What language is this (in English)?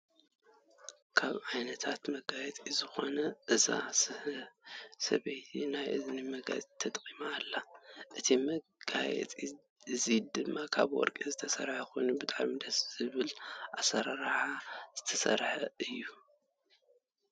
Tigrinya